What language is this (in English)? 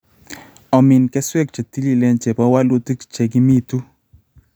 Kalenjin